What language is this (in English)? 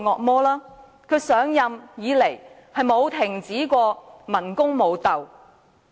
Cantonese